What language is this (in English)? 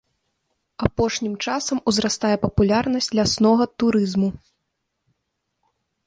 Belarusian